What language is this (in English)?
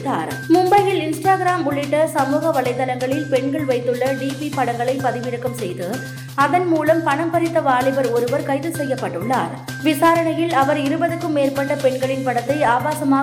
Tamil